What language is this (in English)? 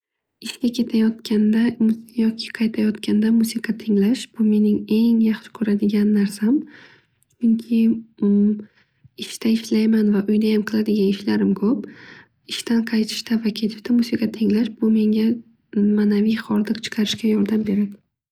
Uzbek